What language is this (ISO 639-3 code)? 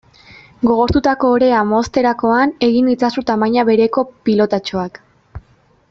eus